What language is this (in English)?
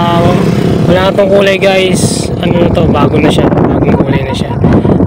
Filipino